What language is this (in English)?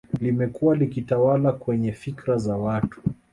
Swahili